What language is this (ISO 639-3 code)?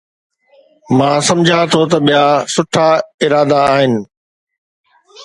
snd